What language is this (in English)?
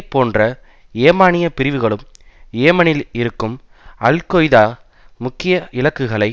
Tamil